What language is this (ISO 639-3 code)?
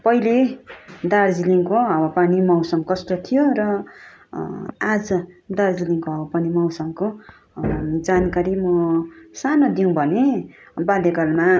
nep